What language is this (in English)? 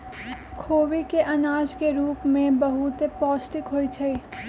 Magahi